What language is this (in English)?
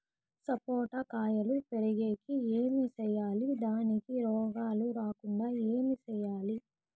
Telugu